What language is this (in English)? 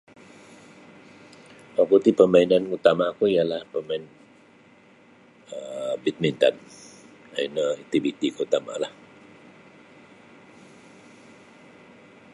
Sabah Bisaya